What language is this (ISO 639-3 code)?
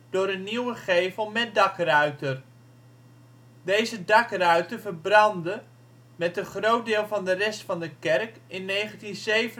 nld